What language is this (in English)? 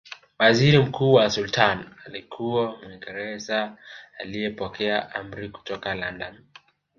Swahili